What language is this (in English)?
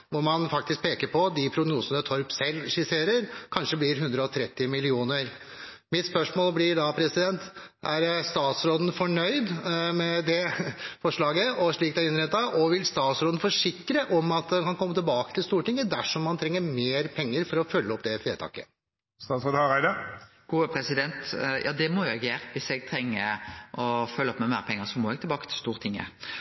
Norwegian